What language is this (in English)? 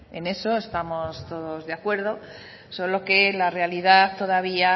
Spanish